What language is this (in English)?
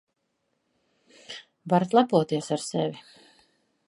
Latvian